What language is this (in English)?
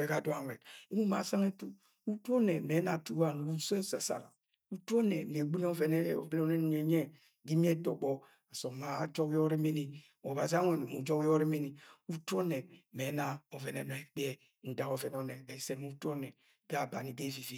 Agwagwune